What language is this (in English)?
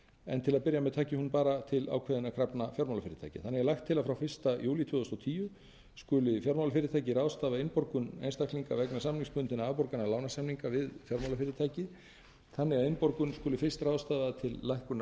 Icelandic